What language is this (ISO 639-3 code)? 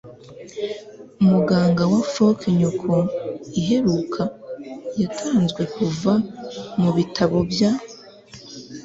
kin